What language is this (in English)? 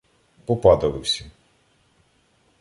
Ukrainian